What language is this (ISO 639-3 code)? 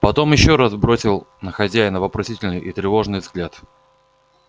rus